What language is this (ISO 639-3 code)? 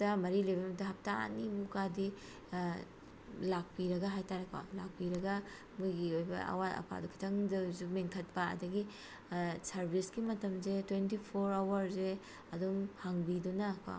mni